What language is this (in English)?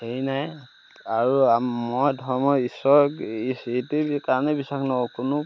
Assamese